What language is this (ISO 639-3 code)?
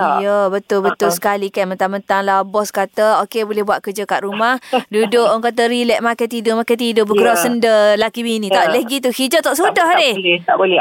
msa